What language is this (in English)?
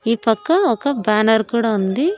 Telugu